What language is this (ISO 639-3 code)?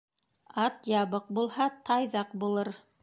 bak